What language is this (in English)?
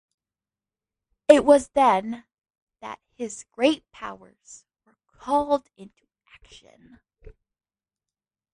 English